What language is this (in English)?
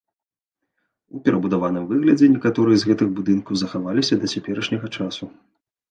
Belarusian